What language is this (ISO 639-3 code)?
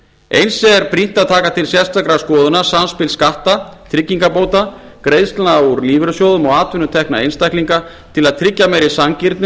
isl